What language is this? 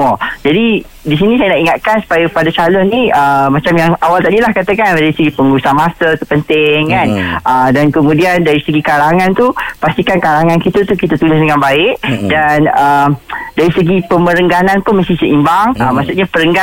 Malay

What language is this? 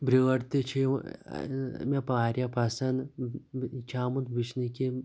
Kashmiri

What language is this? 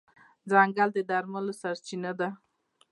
Pashto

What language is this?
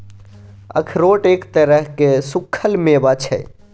Maithili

